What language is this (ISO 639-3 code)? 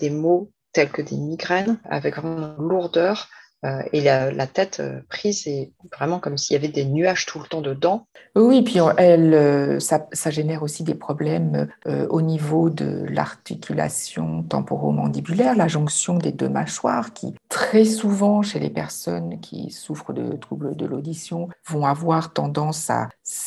fra